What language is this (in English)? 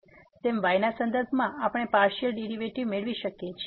Gujarati